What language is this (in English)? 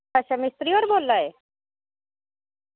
Dogri